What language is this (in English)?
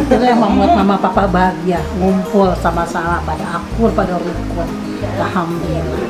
Indonesian